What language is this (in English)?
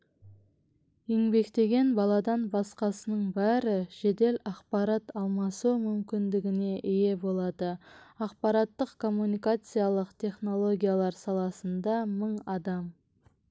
Kazakh